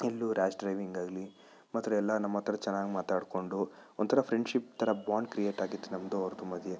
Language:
Kannada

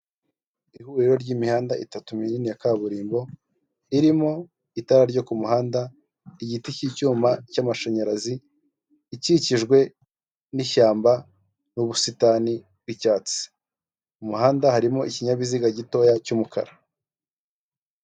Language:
Kinyarwanda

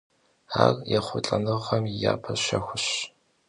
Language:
Kabardian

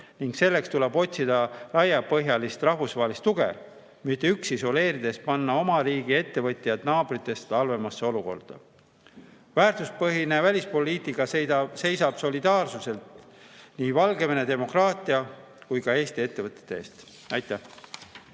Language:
Estonian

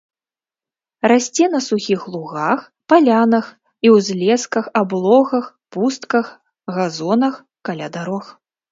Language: Belarusian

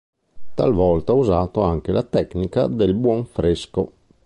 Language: Italian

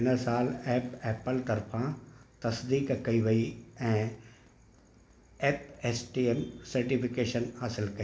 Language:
Sindhi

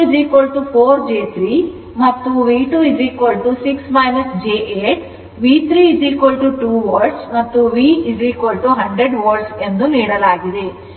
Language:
Kannada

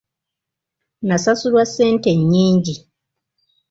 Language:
Ganda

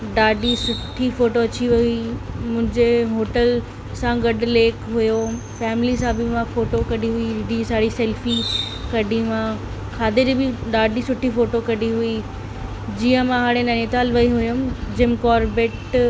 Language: Sindhi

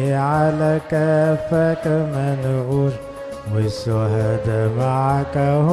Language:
Arabic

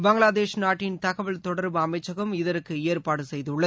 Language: Tamil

